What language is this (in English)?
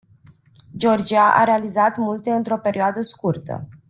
Romanian